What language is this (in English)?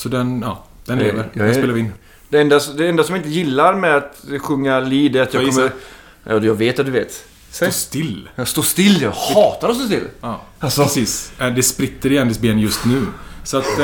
Swedish